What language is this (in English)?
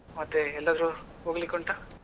Kannada